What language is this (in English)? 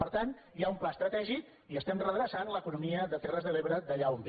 Catalan